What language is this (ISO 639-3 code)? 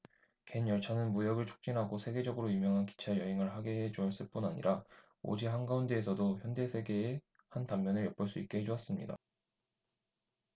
kor